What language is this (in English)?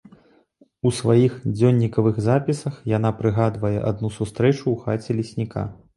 Belarusian